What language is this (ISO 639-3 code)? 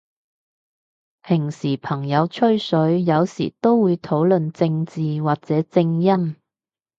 yue